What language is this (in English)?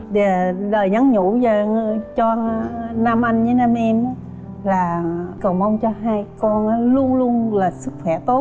Vietnamese